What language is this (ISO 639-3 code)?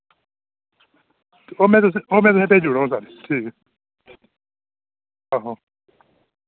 doi